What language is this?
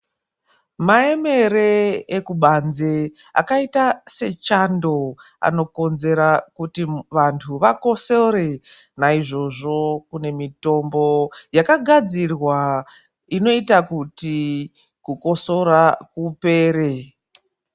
Ndau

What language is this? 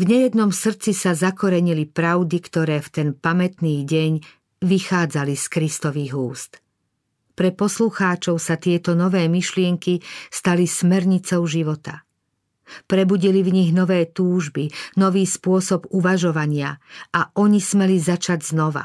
Slovak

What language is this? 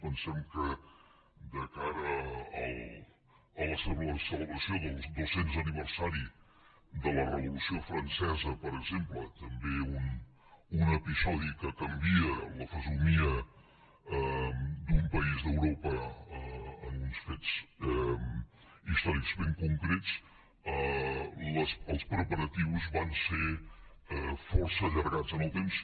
Catalan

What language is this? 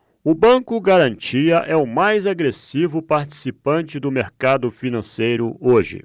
Portuguese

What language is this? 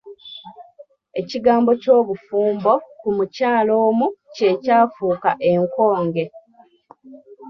Ganda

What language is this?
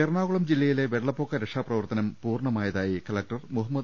Malayalam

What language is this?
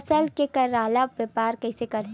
Chhattisgarhi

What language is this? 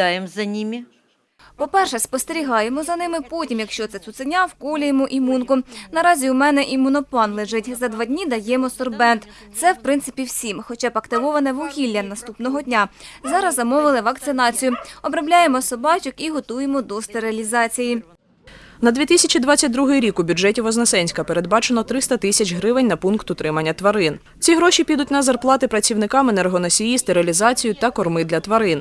Ukrainian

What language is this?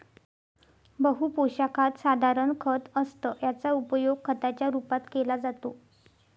Marathi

